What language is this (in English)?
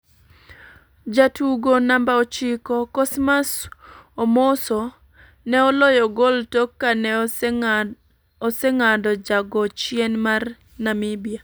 Luo (Kenya and Tanzania)